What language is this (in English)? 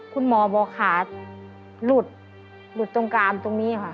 Thai